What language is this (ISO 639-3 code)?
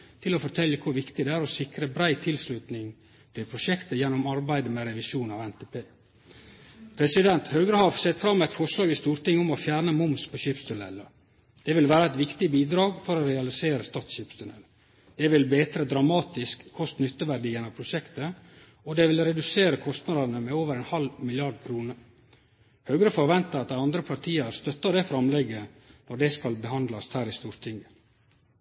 nno